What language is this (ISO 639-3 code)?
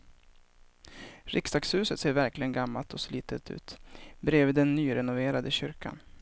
swe